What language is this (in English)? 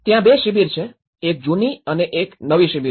Gujarati